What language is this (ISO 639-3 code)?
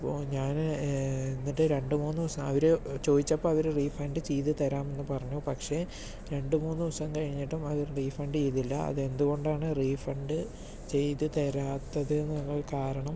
mal